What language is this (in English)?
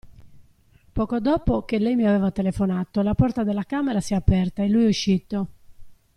Italian